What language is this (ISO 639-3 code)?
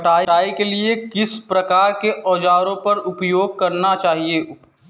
hin